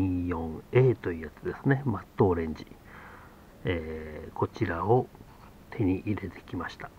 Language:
Japanese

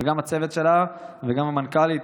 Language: Hebrew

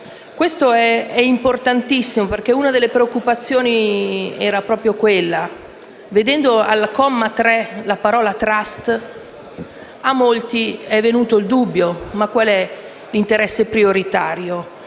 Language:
Italian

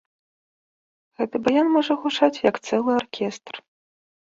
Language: Belarusian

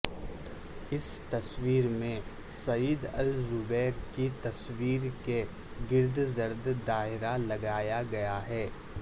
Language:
Urdu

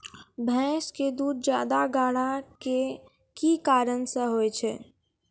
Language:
Maithili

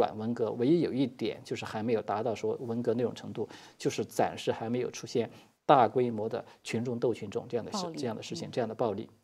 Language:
Chinese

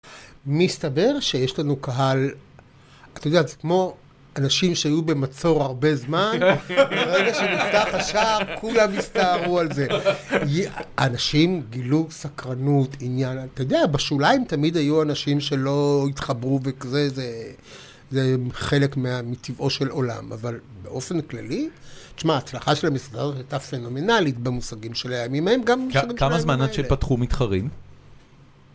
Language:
Hebrew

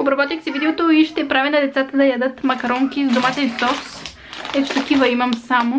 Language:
Bulgarian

